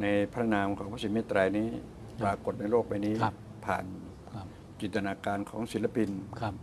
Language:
Thai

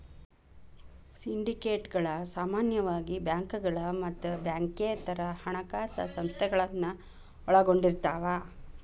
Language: Kannada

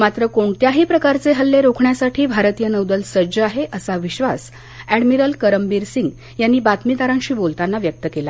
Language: Marathi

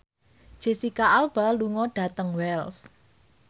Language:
Javanese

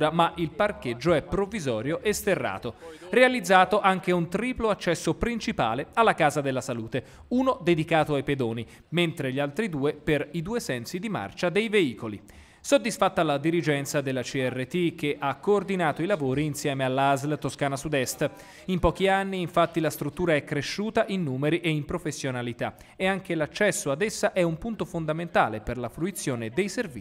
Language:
Italian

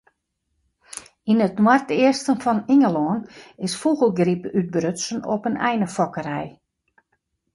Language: Western Frisian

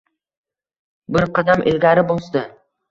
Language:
Uzbek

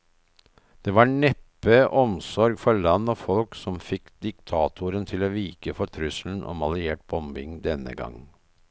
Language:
Norwegian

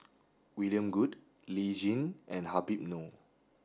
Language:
English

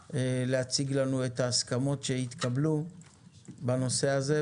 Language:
Hebrew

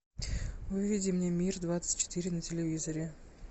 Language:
Russian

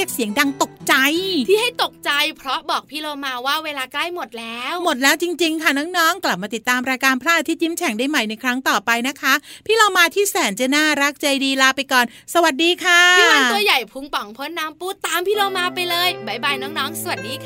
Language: Thai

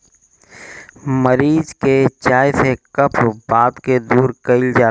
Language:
Bhojpuri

